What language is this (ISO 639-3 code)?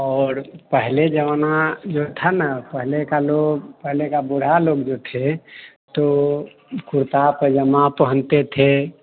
hin